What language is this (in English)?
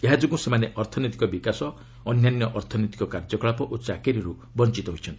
Odia